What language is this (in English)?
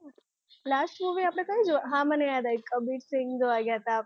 Gujarati